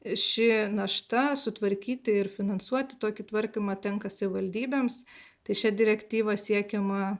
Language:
Lithuanian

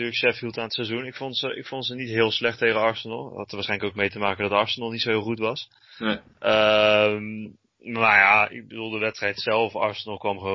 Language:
Dutch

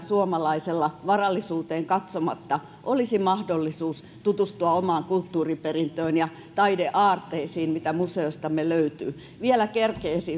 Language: Finnish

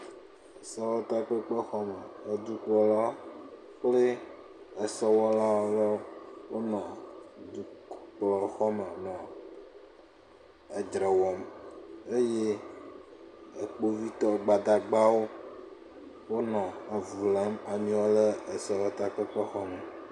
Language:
Ewe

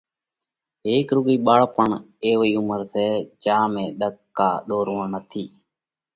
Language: Parkari Koli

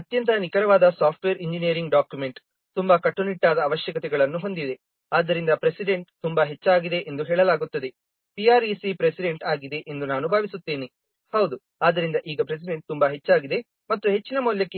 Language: Kannada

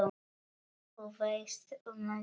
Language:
Icelandic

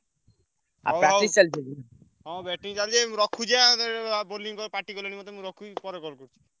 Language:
Odia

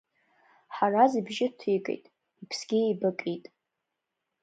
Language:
Abkhazian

